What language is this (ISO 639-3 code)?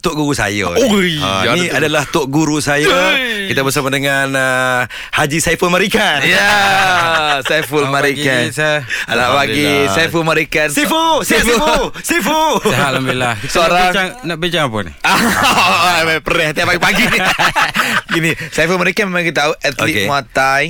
msa